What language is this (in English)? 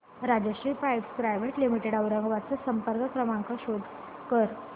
Marathi